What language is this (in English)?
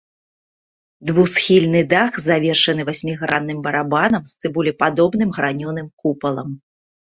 Belarusian